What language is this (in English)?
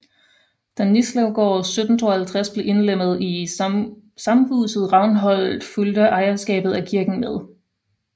Danish